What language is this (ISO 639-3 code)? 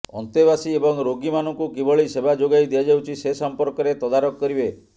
ori